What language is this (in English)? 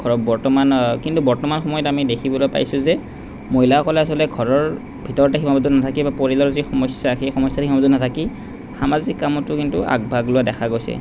Assamese